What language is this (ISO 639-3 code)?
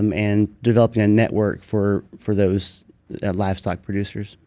eng